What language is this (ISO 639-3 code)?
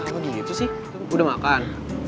ind